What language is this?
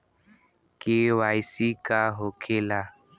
Bhojpuri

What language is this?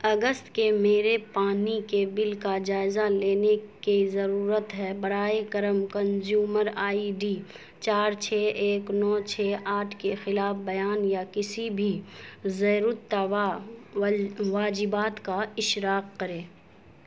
Urdu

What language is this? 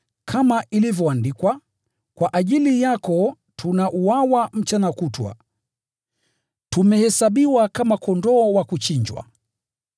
Swahili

